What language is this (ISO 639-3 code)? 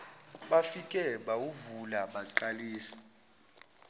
zul